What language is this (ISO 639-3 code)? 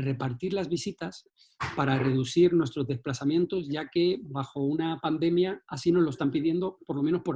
spa